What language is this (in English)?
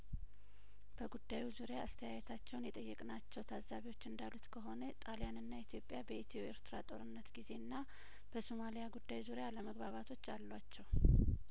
Amharic